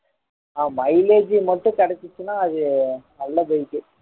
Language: Tamil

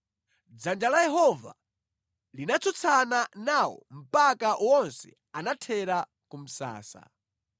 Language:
Nyanja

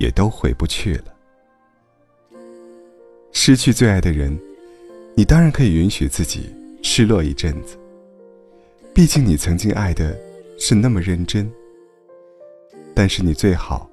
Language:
Chinese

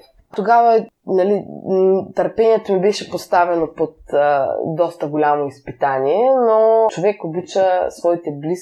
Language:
Bulgarian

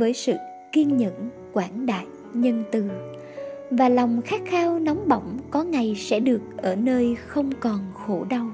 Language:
Vietnamese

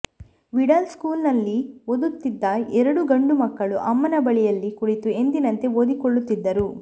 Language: Kannada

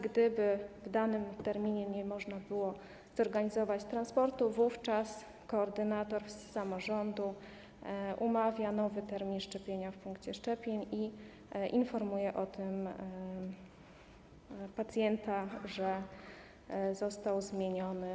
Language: Polish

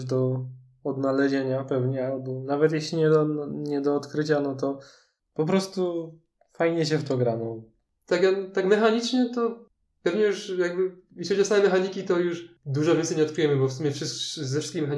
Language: Polish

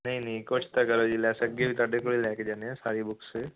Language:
Punjabi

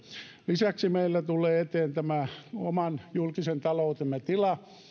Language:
Finnish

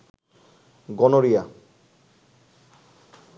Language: Bangla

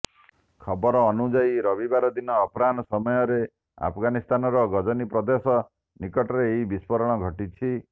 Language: Odia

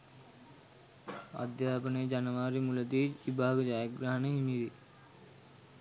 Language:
Sinhala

